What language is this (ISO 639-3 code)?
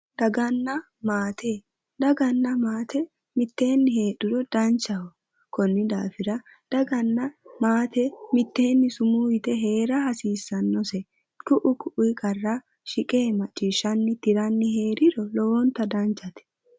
sid